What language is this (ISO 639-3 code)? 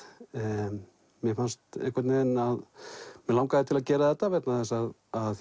isl